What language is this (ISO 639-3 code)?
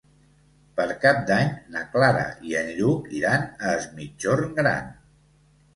cat